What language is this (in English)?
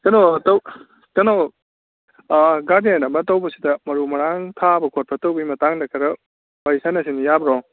Manipuri